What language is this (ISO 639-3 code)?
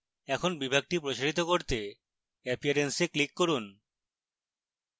ben